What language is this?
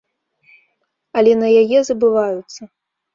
Belarusian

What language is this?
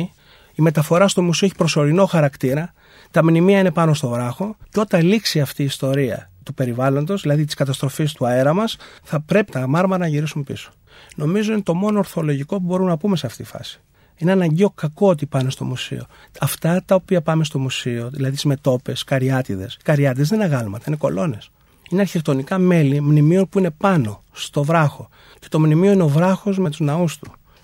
Greek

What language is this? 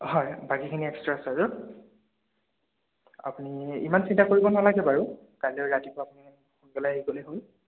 Assamese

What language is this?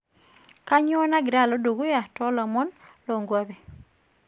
Masai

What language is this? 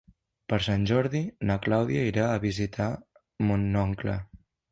Catalan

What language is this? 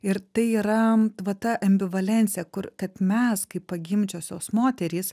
Lithuanian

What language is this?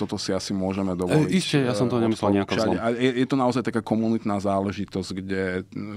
Slovak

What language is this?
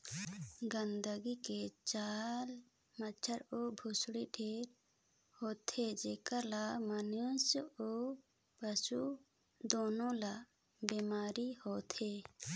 Chhattisgarhi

